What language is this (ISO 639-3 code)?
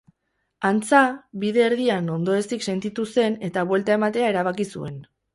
eus